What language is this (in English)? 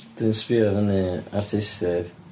Welsh